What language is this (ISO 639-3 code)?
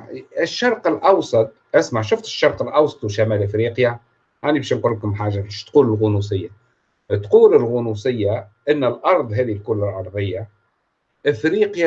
ara